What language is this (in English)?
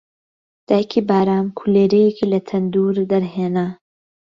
Central Kurdish